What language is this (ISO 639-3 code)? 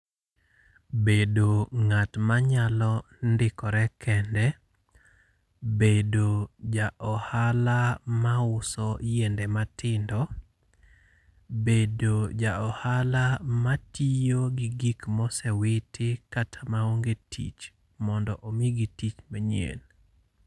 luo